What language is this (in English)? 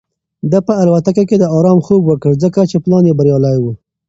Pashto